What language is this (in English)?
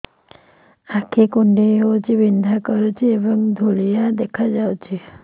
Odia